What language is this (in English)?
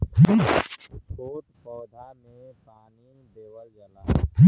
Bhojpuri